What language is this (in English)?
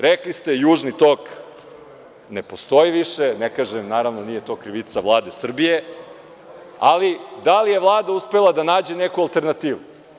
Serbian